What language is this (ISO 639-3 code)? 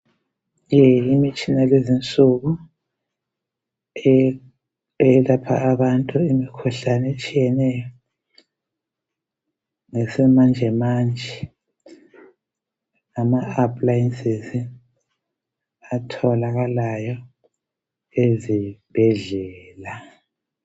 nde